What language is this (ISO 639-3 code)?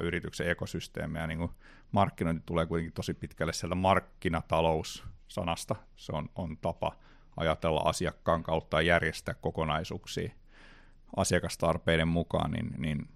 fin